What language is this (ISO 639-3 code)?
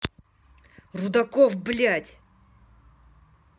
rus